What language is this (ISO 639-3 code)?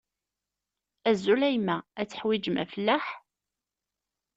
kab